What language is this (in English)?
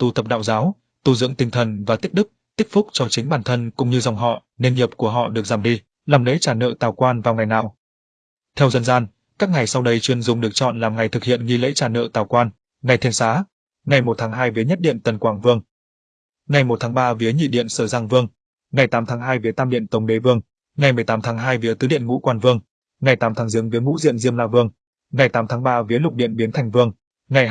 Vietnamese